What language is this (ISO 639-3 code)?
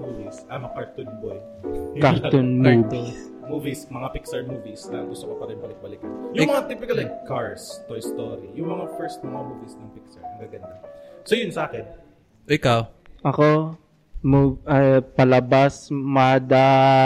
fil